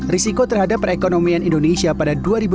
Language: Indonesian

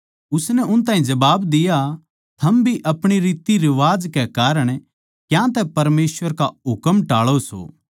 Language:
Haryanvi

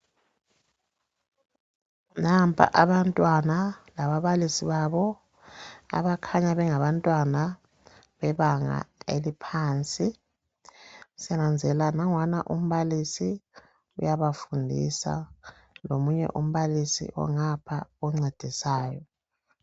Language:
North Ndebele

